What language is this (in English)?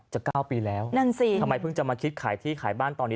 Thai